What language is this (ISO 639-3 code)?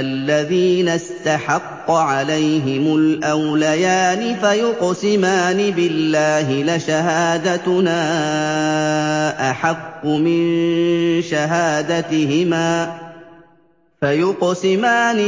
ara